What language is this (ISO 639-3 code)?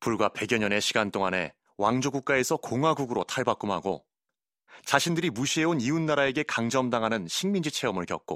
kor